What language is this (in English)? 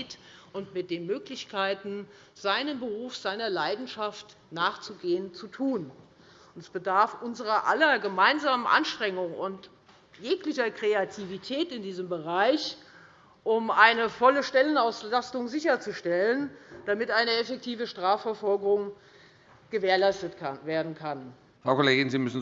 German